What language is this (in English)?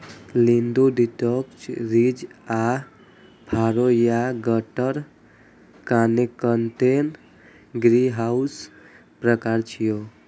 Maithili